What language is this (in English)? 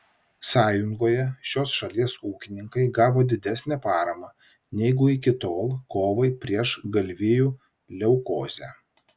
Lithuanian